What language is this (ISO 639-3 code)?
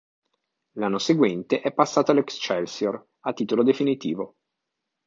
ita